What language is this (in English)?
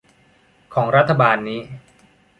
Thai